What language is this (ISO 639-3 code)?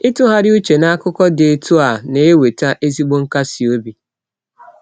ibo